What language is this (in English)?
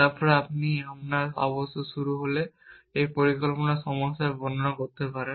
Bangla